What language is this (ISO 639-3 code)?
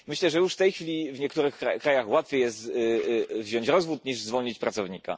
pol